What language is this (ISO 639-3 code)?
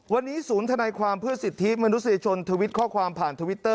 tha